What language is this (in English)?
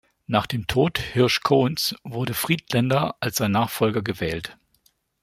German